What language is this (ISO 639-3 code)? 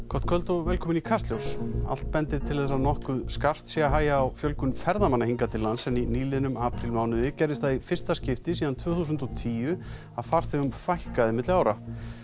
isl